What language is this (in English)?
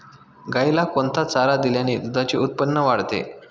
Marathi